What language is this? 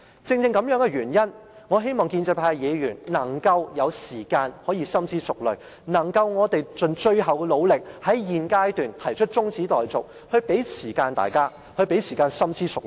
Cantonese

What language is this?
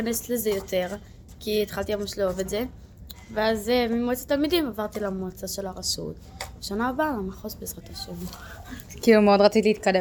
Hebrew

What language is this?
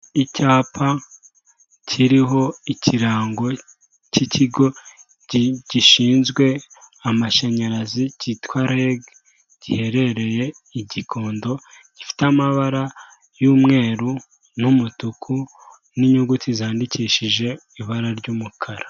Kinyarwanda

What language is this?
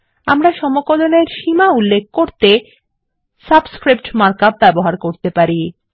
Bangla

